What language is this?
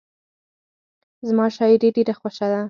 Pashto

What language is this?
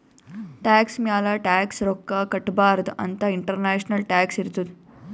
Kannada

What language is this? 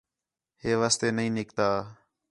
Khetrani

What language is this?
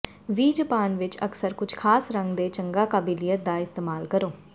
Punjabi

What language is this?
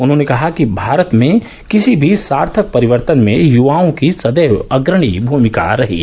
Hindi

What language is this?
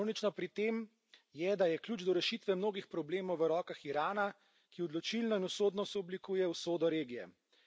Slovenian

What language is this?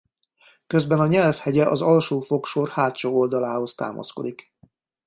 Hungarian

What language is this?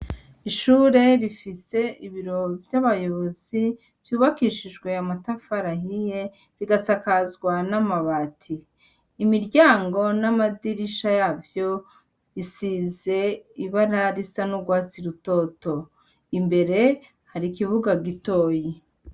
Rundi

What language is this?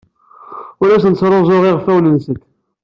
Kabyle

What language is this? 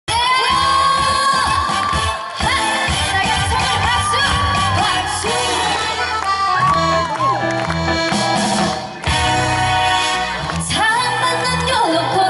Spanish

